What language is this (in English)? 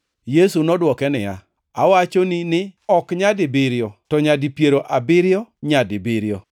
Luo (Kenya and Tanzania)